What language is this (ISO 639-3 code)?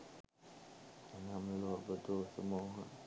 sin